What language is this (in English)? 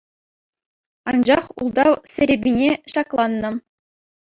Chuvash